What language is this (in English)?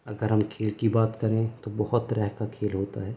Urdu